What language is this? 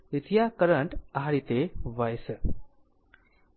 Gujarati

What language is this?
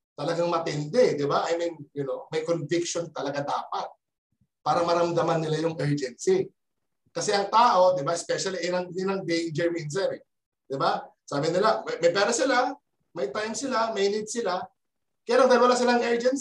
Filipino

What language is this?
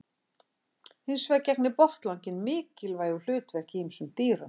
Icelandic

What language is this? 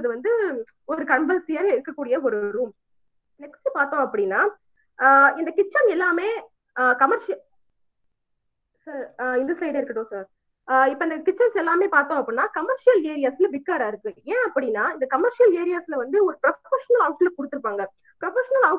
Tamil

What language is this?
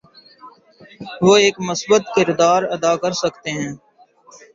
Urdu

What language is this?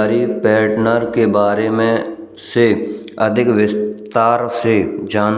Braj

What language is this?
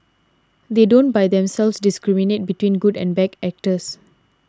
English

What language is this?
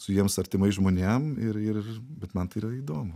Lithuanian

